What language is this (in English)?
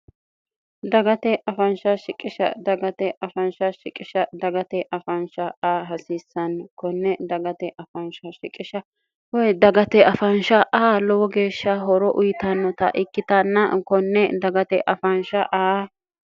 Sidamo